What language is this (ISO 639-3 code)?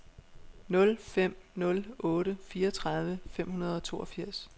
dan